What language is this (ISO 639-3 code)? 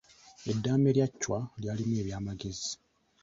lug